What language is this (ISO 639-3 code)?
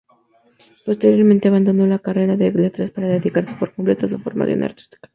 spa